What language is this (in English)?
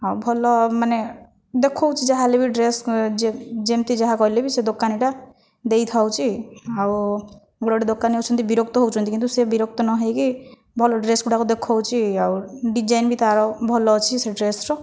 Odia